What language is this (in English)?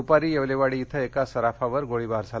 Marathi